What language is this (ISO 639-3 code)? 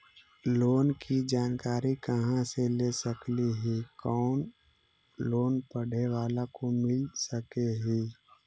mag